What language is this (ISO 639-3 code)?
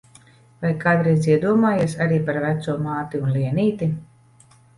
lav